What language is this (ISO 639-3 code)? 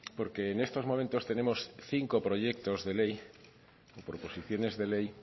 spa